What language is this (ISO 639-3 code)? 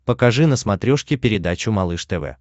rus